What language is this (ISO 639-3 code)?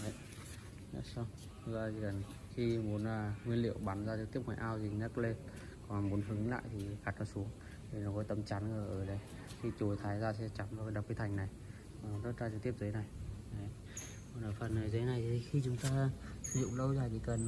vie